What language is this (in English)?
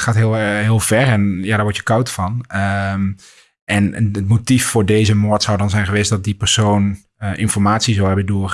Dutch